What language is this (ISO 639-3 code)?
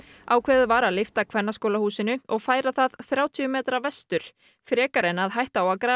isl